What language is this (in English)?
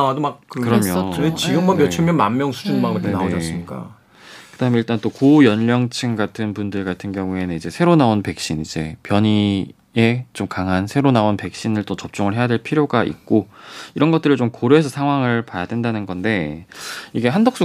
Korean